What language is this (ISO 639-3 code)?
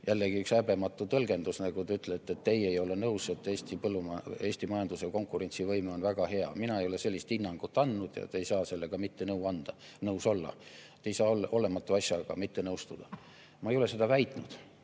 est